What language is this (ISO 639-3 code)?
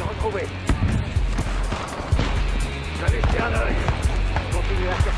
fra